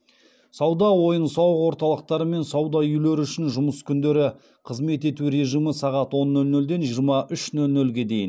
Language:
Kazakh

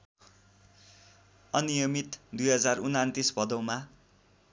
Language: Nepali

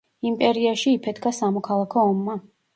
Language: Georgian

